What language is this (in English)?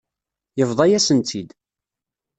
Kabyle